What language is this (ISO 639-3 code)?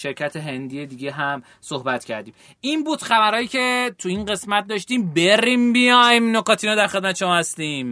fas